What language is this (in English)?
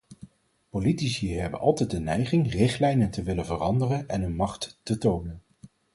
Dutch